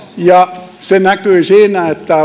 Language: Finnish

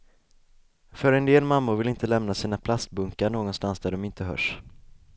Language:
Swedish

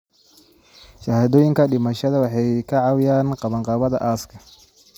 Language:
Somali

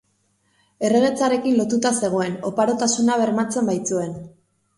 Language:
Basque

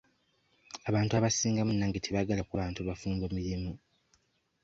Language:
Ganda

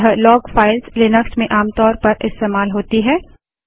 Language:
Hindi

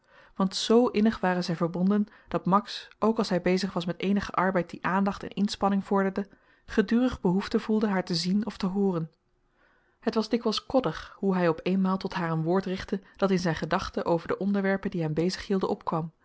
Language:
Dutch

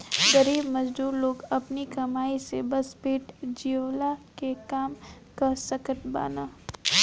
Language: Bhojpuri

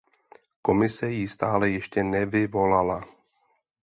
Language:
Czech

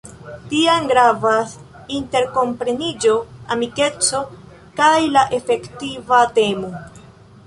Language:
Esperanto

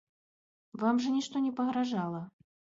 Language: Belarusian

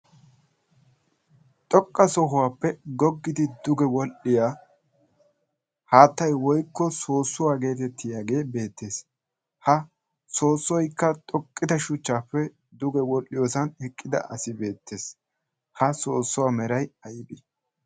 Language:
Wolaytta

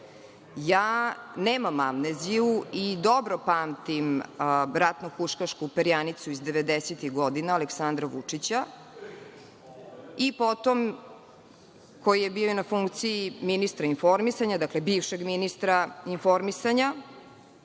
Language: Serbian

